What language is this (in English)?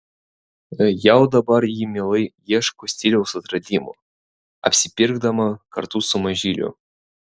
Lithuanian